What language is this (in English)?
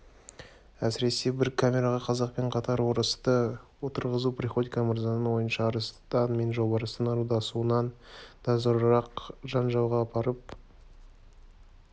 Kazakh